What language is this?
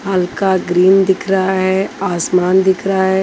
Hindi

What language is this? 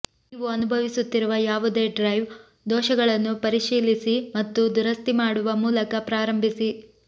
Kannada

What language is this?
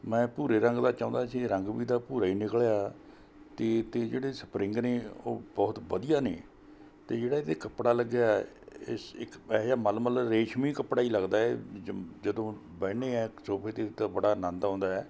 Punjabi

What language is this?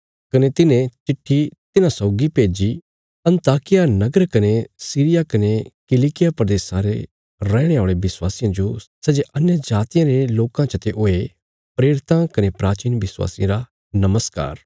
Bilaspuri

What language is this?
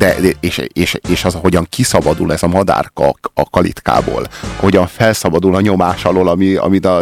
Hungarian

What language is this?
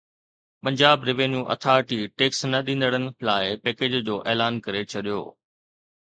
Sindhi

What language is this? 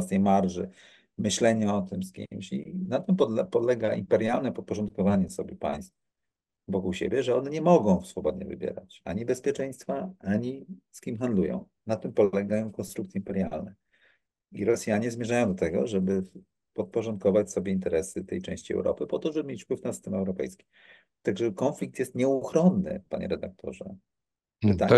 Polish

